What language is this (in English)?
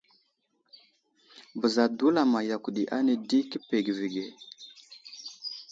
Wuzlam